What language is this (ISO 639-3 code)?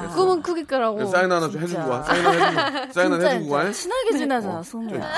kor